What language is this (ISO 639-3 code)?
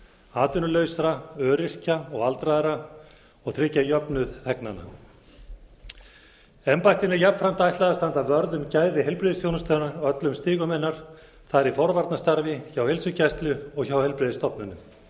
isl